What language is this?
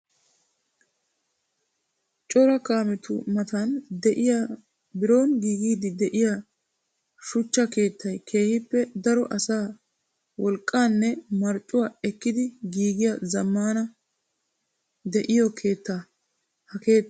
Wolaytta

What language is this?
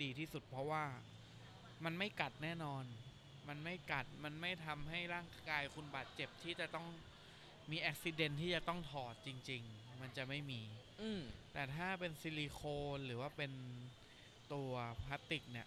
Thai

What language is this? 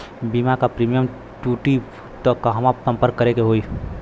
Bhojpuri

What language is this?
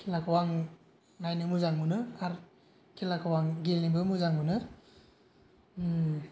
Bodo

